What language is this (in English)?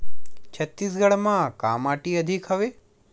Chhattisgarhi